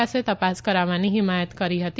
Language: Gujarati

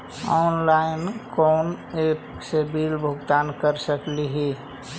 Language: Magahi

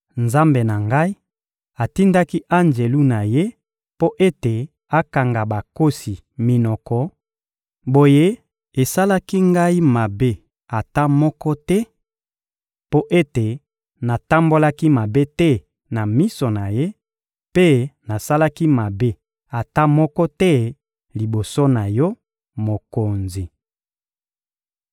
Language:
Lingala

